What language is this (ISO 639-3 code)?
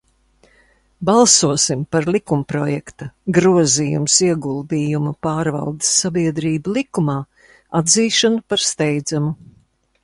lav